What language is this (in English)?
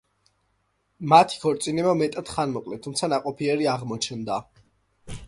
Georgian